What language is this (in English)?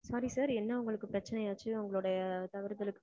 Tamil